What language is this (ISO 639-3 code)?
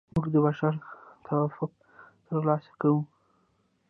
pus